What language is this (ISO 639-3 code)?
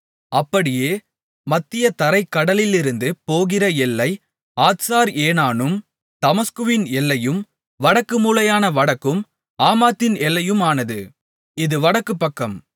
tam